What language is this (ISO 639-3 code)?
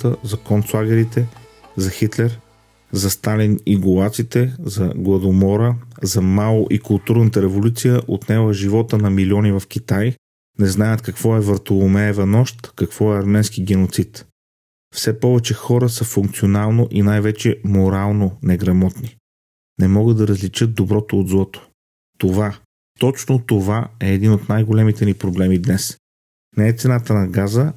bul